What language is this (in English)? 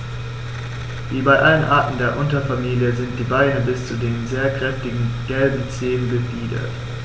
German